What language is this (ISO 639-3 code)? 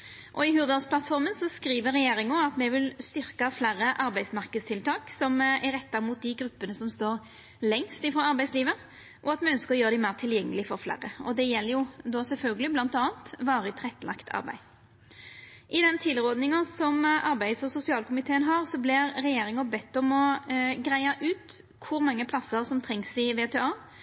nno